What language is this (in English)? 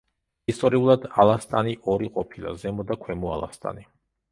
Georgian